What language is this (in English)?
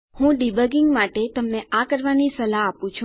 Gujarati